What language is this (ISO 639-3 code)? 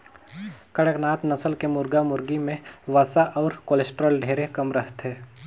hne